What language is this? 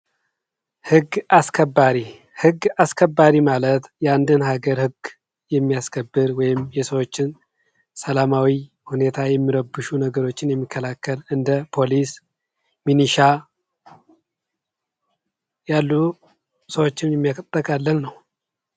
Amharic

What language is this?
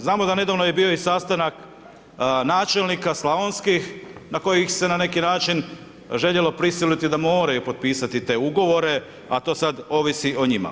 Croatian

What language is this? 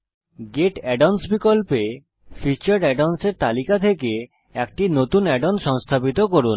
Bangla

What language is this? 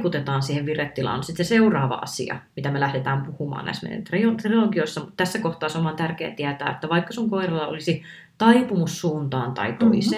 Finnish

